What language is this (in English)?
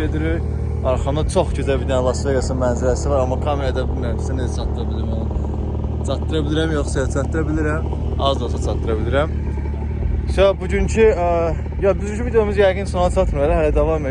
Turkish